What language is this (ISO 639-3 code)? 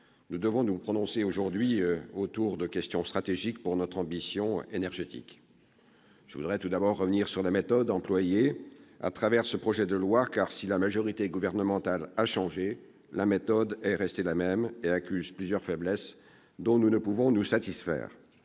fra